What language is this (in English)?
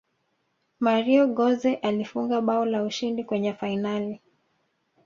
Swahili